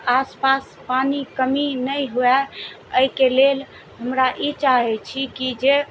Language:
Maithili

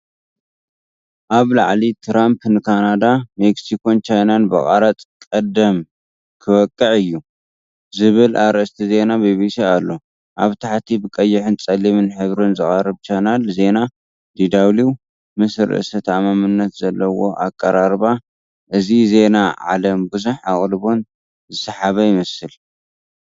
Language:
Tigrinya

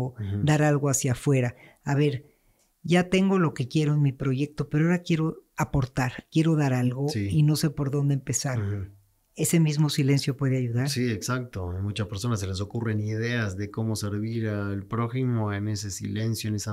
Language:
Spanish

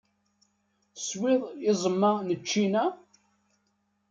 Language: Kabyle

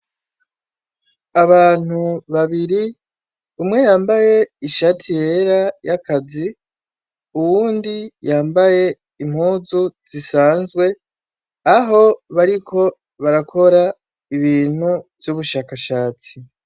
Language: Rundi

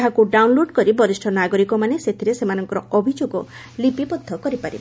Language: Odia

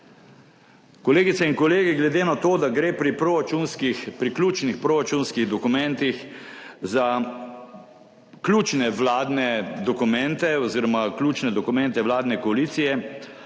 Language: Slovenian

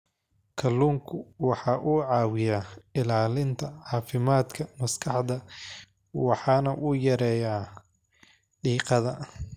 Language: Somali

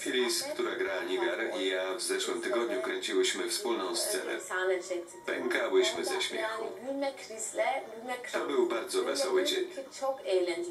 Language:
Polish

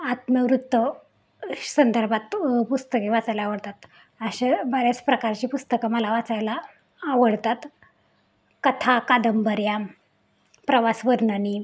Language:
Marathi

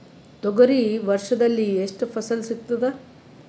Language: Kannada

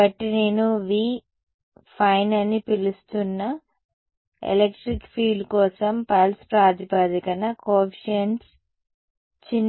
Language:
Telugu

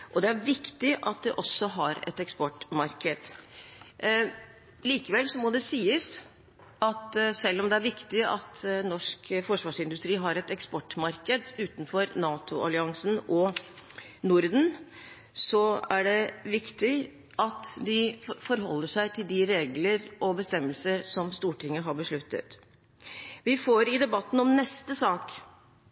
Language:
Norwegian Bokmål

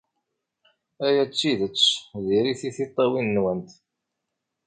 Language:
Kabyle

